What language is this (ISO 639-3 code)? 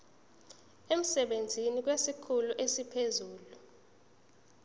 zul